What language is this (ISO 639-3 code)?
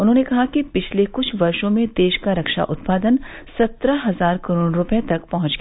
hin